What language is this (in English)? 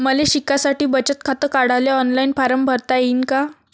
Marathi